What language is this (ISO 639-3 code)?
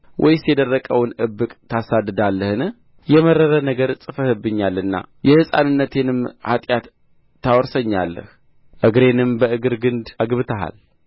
amh